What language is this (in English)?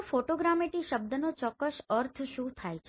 Gujarati